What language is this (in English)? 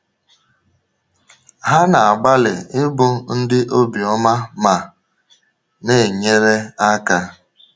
Igbo